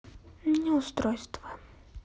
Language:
Russian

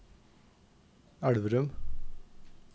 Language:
Norwegian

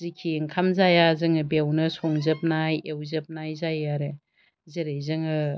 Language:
Bodo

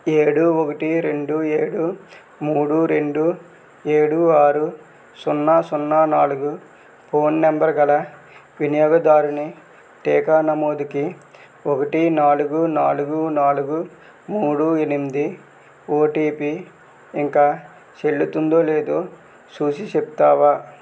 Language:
Telugu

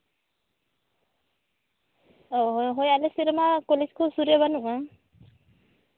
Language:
Santali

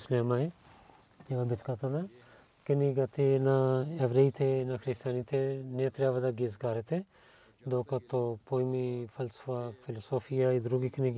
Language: Bulgarian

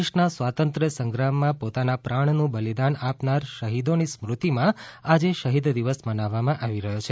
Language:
Gujarati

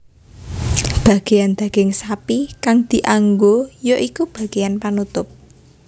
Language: Javanese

